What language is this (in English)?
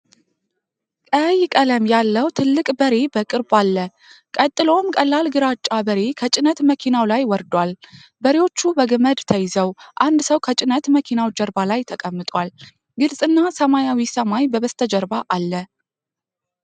Amharic